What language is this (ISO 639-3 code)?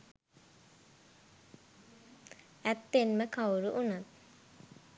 sin